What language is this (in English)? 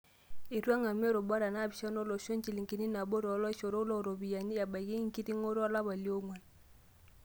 Masai